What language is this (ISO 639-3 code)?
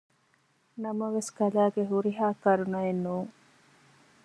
div